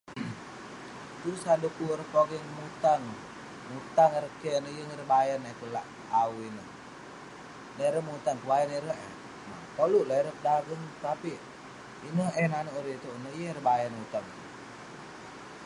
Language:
Western Penan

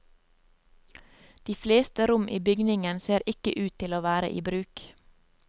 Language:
Norwegian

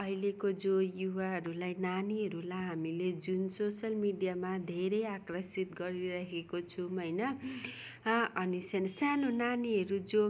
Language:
Nepali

